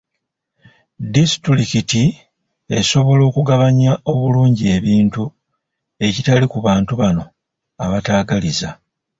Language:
Ganda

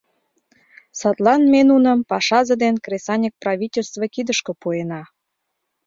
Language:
Mari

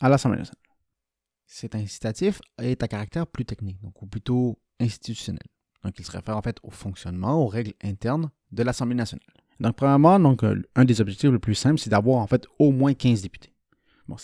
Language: French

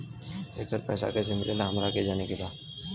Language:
Bhojpuri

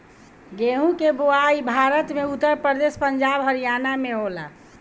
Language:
Bhojpuri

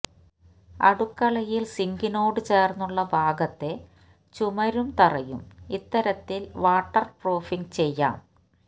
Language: Malayalam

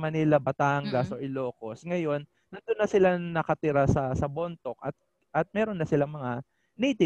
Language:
Filipino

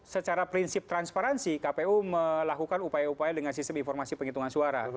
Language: Indonesian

